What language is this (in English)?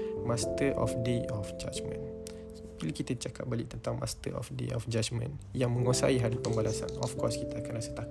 Malay